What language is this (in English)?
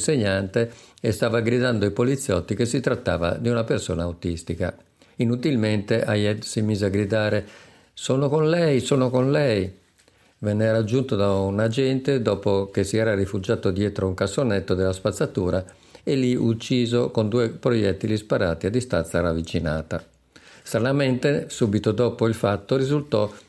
Italian